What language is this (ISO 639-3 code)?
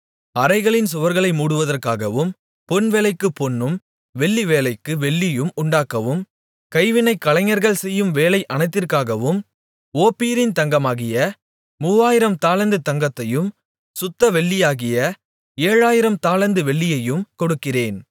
tam